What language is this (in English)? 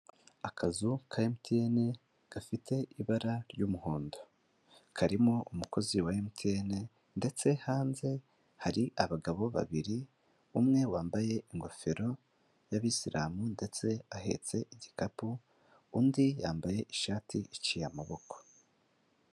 Kinyarwanda